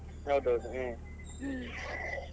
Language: Kannada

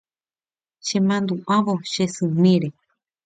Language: Guarani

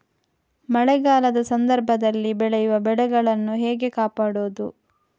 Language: Kannada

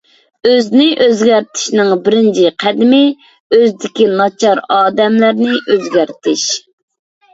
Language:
Uyghur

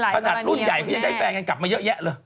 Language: Thai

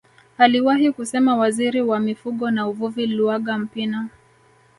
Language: Swahili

